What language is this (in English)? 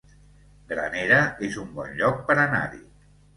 Catalan